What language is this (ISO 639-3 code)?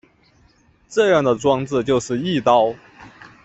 zho